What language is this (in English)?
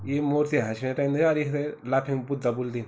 Garhwali